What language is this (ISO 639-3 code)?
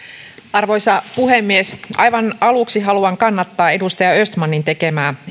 fin